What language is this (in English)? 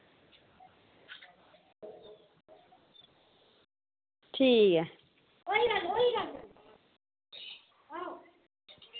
Dogri